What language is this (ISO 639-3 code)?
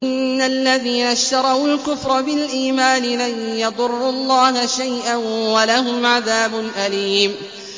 ara